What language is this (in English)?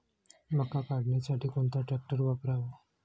Marathi